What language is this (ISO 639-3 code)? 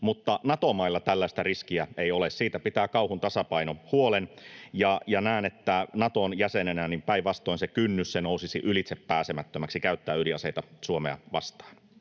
fin